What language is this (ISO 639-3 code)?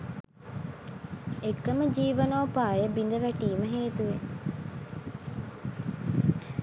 sin